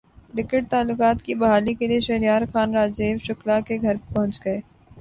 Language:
Urdu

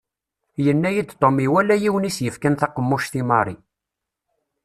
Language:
Kabyle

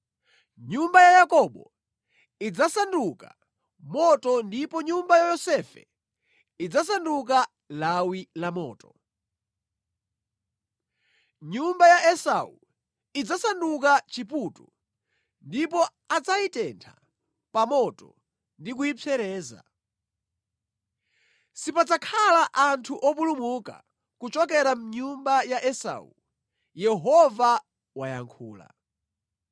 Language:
Nyanja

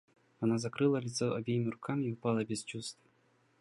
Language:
Russian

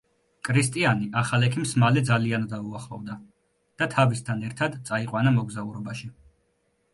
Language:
Georgian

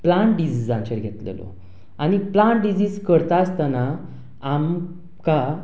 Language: Konkani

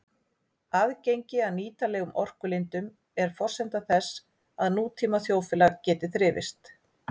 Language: Icelandic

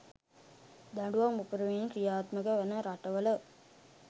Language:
Sinhala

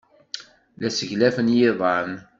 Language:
Kabyle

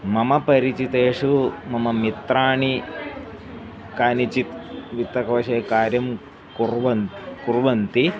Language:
Sanskrit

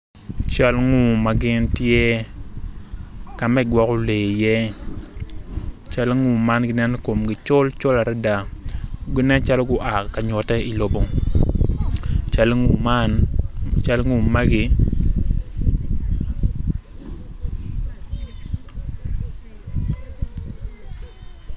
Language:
Acoli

